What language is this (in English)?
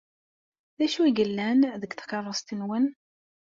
Kabyle